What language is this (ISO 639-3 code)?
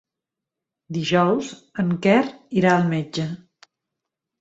cat